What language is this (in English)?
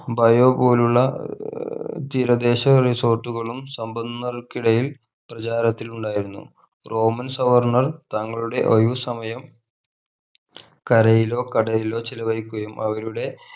Malayalam